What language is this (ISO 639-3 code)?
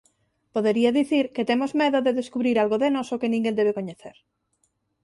glg